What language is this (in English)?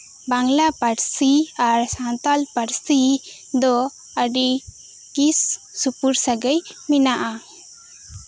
Santali